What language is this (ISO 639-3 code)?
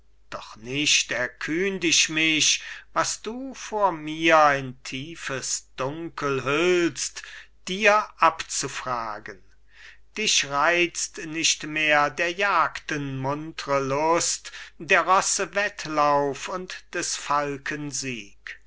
deu